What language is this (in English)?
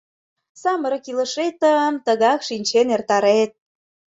Mari